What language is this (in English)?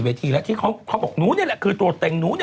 Thai